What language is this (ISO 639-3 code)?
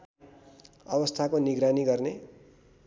nep